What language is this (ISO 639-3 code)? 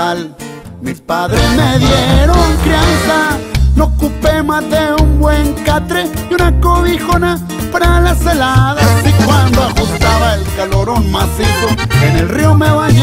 ron